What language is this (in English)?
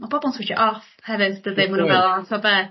Welsh